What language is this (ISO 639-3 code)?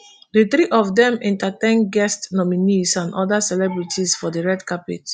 pcm